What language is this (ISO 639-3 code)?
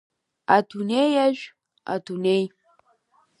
abk